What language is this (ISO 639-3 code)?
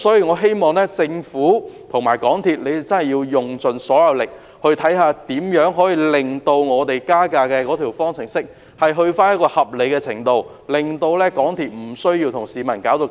yue